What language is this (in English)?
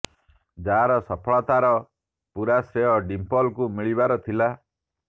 Odia